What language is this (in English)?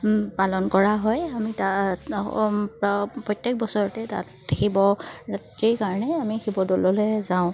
Assamese